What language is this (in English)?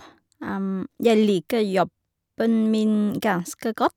Norwegian